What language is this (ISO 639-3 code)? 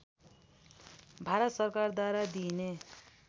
nep